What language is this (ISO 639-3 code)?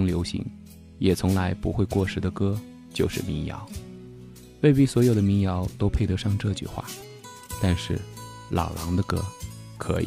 zho